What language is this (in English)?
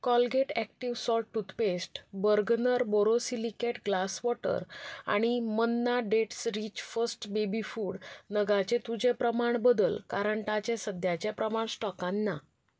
Konkani